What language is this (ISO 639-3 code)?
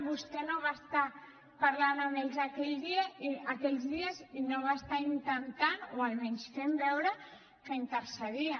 cat